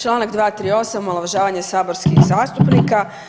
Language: Croatian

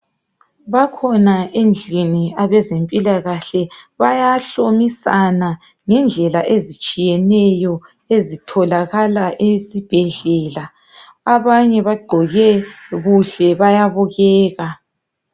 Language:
North Ndebele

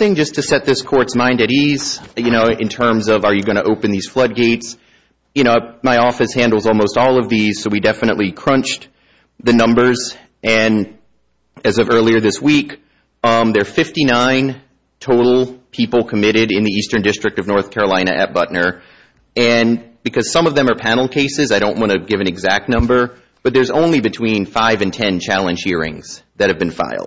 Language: English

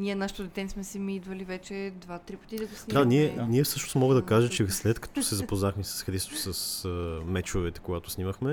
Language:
Bulgarian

